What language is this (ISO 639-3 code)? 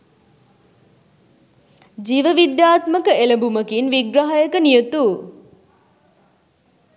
sin